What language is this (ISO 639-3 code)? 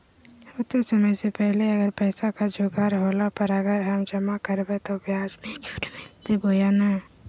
mag